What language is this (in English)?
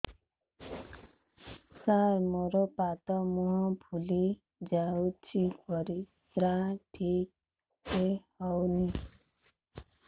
Odia